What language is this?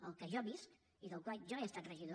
Catalan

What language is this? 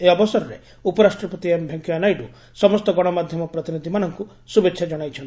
Odia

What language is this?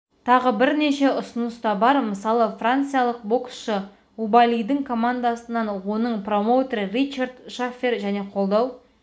Kazakh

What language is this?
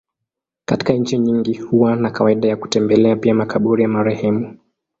Swahili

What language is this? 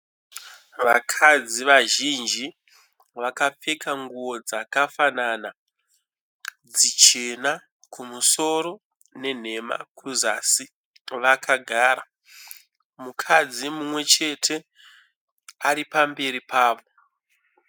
Shona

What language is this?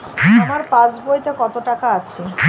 Bangla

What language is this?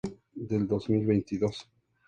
Spanish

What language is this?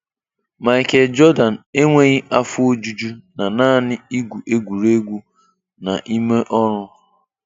Igbo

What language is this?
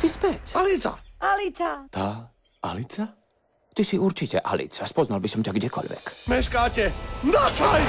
Slovak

